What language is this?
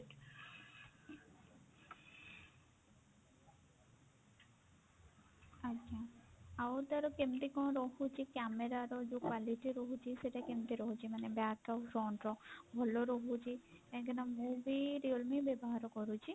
Odia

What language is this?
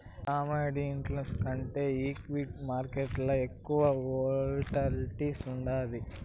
Telugu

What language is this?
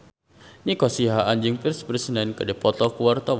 Sundanese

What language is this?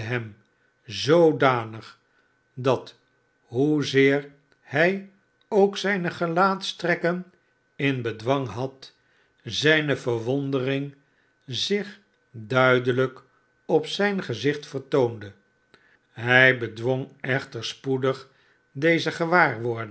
Dutch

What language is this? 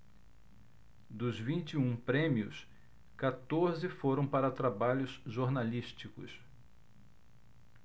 Portuguese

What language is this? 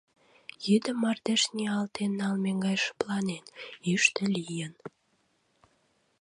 Mari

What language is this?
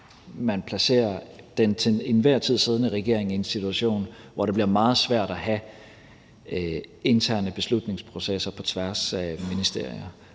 Danish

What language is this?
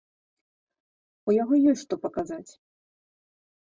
Belarusian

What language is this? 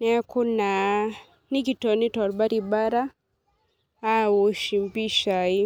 Masai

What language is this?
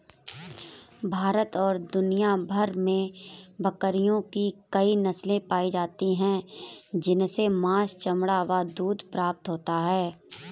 Hindi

